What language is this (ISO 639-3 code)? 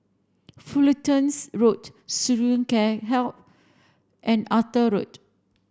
eng